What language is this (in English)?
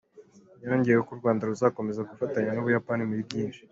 Kinyarwanda